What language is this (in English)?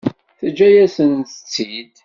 Kabyle